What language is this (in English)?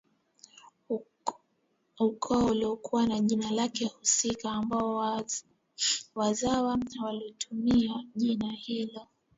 Swahili